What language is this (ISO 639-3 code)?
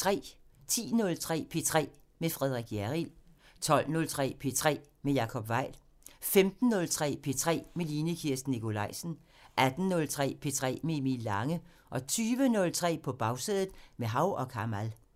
dan